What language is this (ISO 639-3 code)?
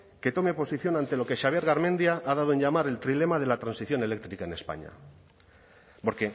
spa